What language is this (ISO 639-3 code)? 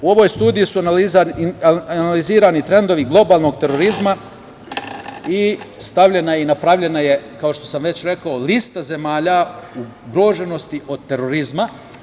srp